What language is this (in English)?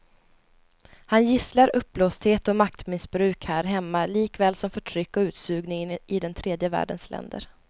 Swedish